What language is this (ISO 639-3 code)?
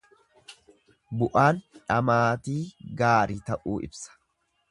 orm